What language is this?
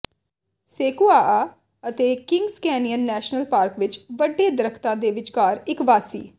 Punjabi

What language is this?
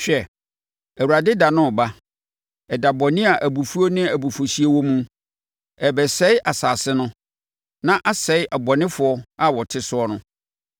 Akan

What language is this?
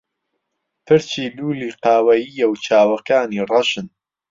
Central Kurdish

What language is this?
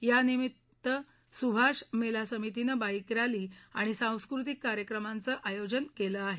Marathi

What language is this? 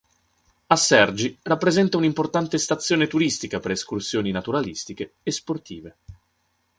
Italian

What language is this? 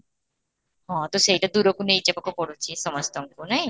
Odia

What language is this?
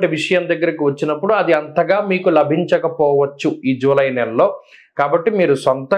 Telugu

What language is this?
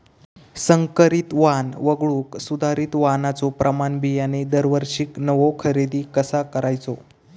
Marathi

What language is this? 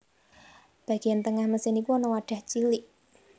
Javanese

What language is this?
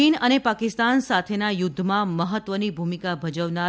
Gujarati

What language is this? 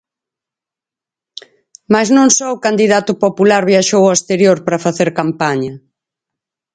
Galician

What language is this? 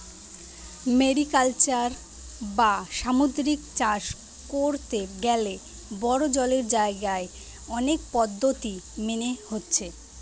Bangla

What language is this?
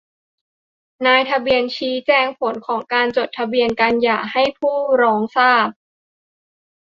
Thai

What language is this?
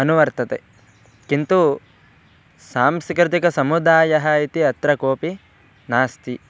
Sanskrit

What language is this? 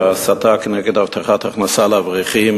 Hebrew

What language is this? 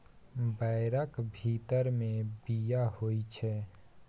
Maithili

